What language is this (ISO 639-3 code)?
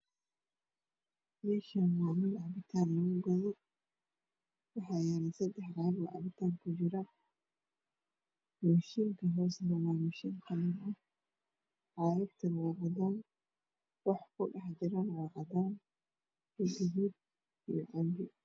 som